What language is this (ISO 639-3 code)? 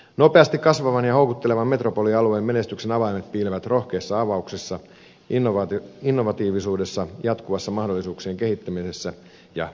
fin